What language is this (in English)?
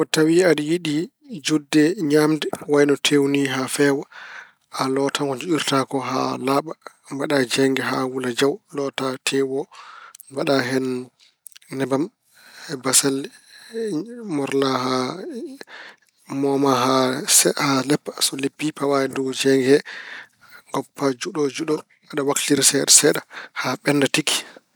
Fula